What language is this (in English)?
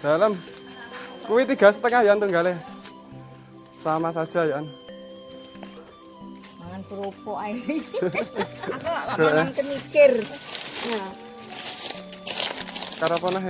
Indonesian